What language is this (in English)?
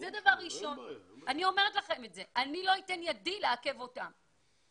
Hebrew